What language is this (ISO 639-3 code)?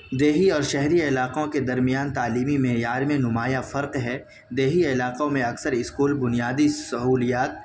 urd